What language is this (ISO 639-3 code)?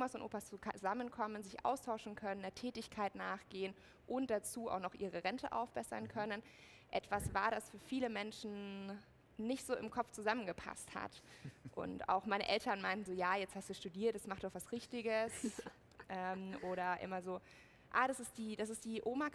deu